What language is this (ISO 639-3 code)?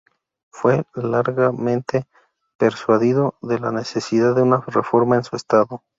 spa